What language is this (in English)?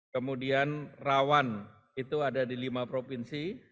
Indonesian